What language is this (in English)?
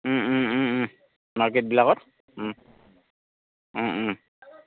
Assamese